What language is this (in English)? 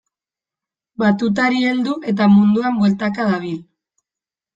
Basque